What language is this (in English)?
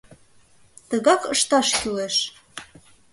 Mari